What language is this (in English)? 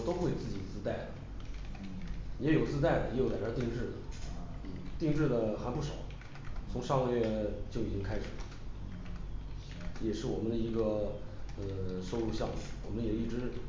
Chinese